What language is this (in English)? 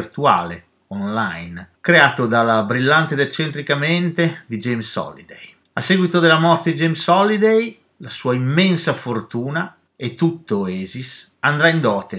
Italian